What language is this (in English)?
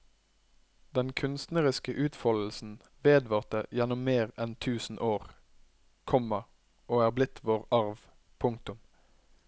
Norwegian